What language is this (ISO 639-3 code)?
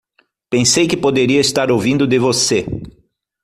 por